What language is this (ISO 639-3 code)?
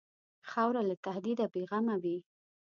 pus